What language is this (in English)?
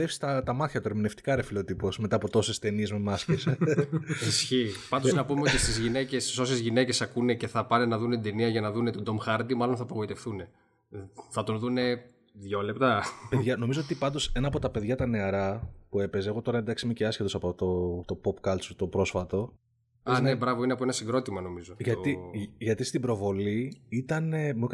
Greek